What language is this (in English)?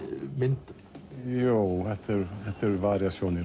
Icelandic